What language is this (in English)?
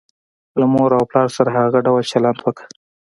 Pashto